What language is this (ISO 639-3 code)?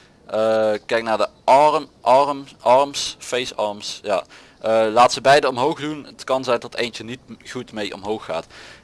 nld